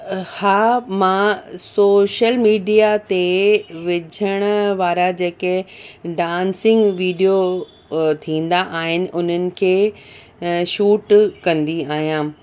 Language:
Sindhi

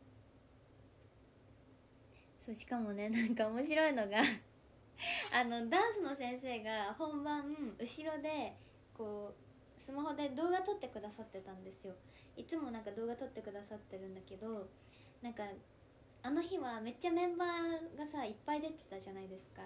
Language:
Japanese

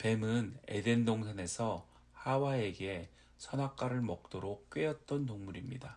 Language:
Korean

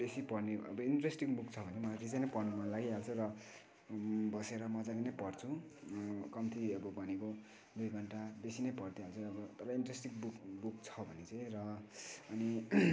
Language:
Nepali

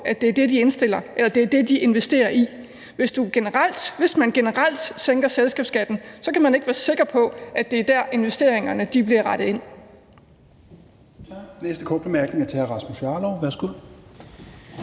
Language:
Danish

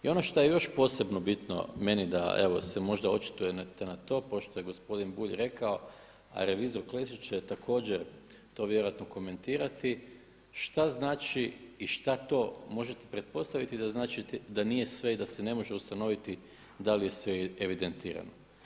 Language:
Croatian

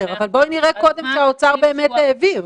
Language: Hebrew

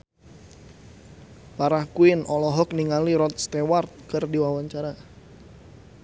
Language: Sundanese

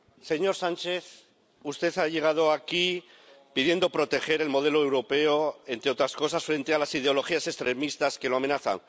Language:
Spanish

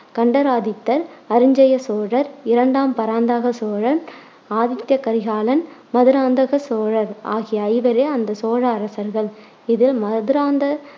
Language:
Tamil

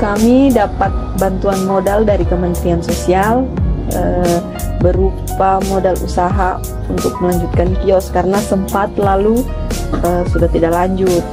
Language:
Indonesian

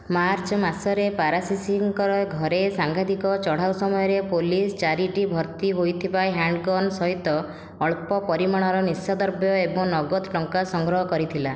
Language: Odia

